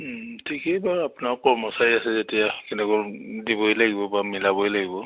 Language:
Assamese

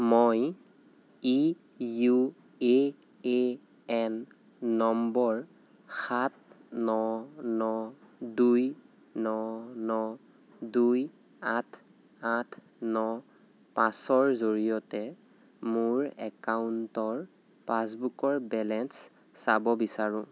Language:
Assamese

